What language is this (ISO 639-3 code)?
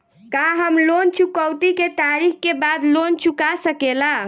bho